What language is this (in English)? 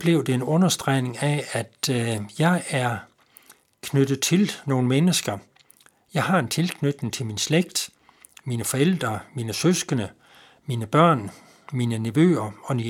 Danish